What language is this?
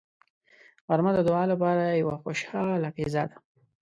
Pashto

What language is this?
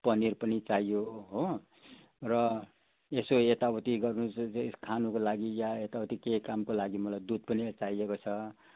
Nepali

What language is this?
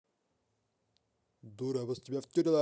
Russian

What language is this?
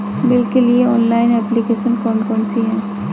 Hindi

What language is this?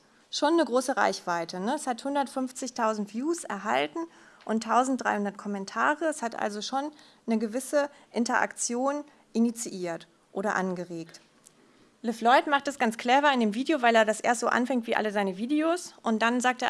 German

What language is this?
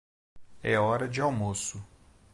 Portuguese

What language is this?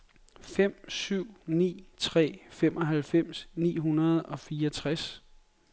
Danish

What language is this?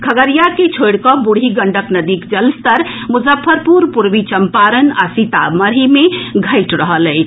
Maithili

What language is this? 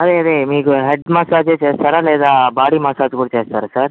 Telugu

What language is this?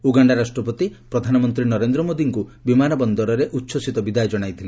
Odia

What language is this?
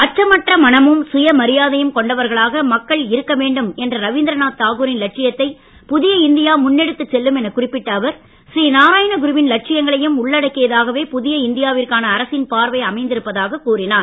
Tamil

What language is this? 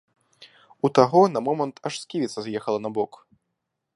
Belarusian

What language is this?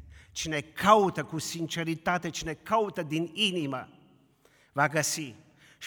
Romanian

